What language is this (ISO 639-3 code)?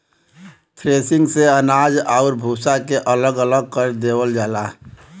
bho